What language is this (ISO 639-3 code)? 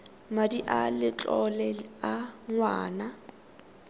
tsn